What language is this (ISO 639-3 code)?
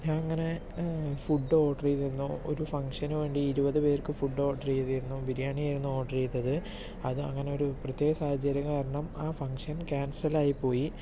mal